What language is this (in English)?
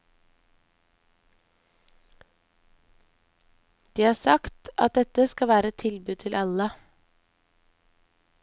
Norwegian